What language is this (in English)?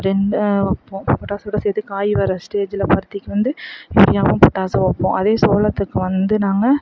Tamil